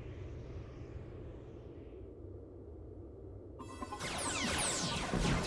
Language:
Thai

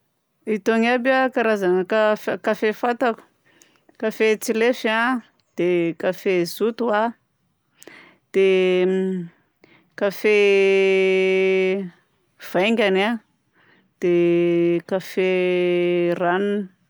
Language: Southern Betsimisaraka Malagasy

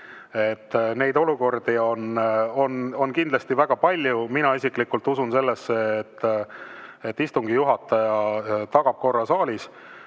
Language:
Estonian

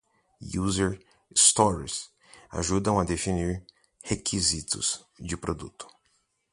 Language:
Portuguese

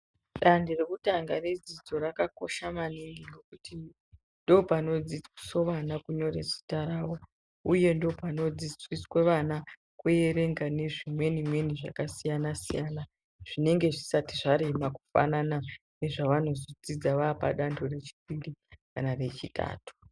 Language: Ndau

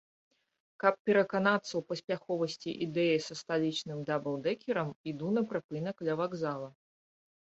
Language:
Belarusian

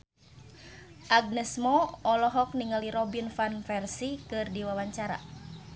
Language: Sundanese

